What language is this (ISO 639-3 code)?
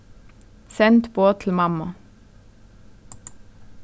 fao